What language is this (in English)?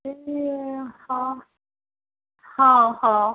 Odia